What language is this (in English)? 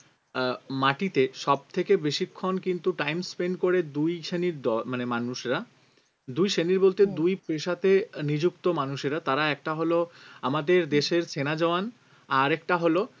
Bangla